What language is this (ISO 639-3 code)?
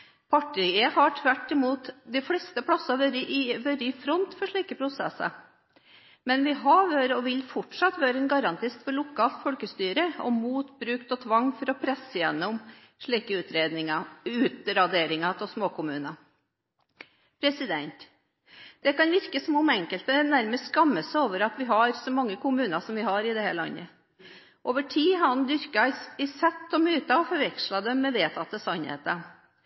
nob